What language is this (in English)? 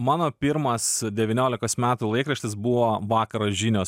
Lithuanian